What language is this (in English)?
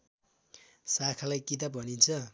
Nepali